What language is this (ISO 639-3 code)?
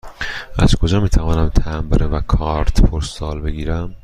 fas